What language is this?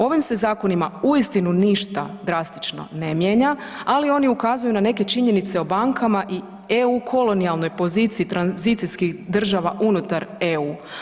Croatian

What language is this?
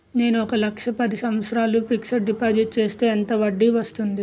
Telugu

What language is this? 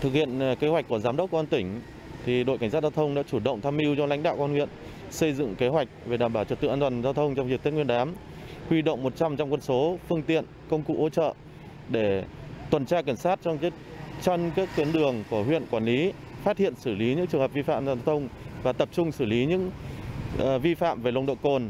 Vietnamese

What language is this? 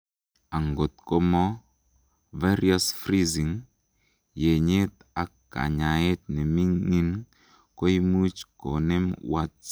Kalenjin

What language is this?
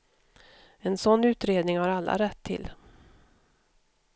Swedish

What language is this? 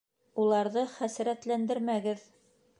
Bashkir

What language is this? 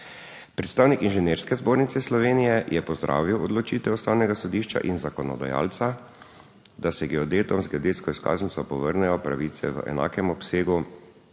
Slovenian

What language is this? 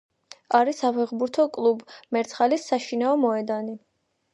Georgian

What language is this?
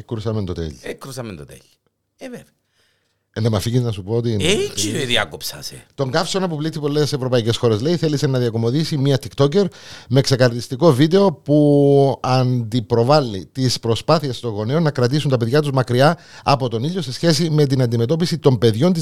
Greek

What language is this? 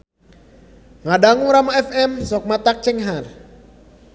Sundanese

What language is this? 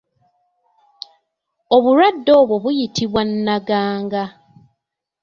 Ganda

